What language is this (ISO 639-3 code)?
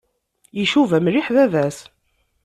kab